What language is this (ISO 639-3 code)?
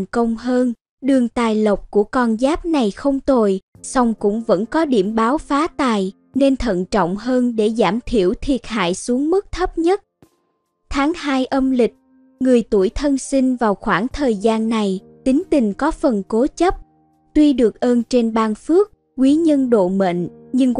vie